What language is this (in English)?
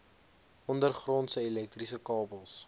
Afrikaans